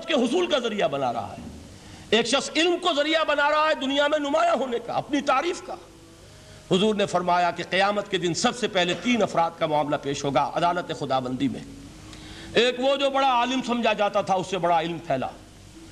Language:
Urdu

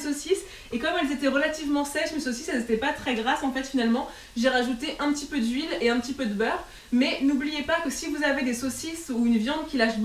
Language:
French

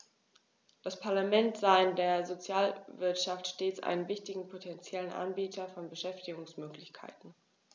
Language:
German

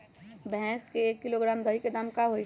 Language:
Magahi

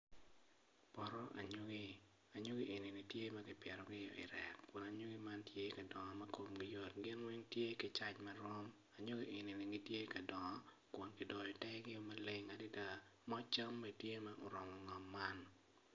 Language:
Acoli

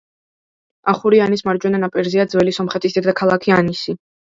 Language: Georgian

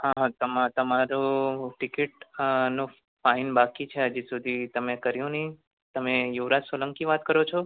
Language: Gujarati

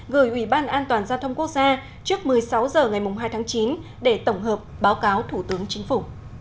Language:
Vietnamese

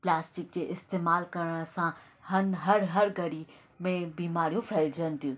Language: Sindhi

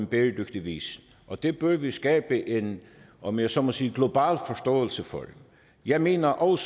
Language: Danish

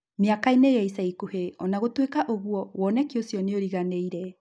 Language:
Kikuyu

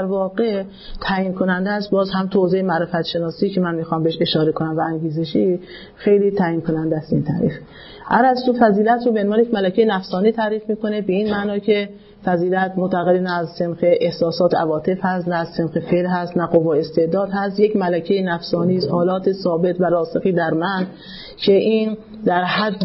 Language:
Persian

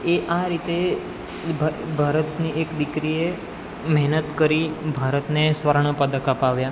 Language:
Gujarati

